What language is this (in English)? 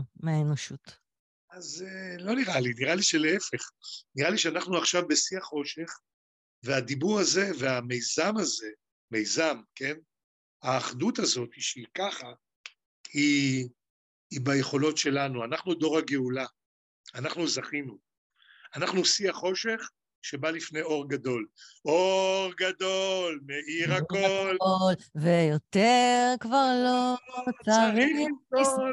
Hebrew